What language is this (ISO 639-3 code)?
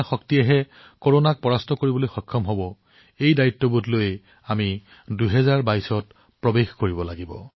asm